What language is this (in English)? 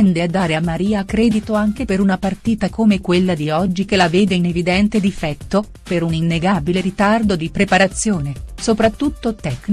Italian